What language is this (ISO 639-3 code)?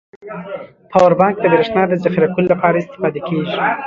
pus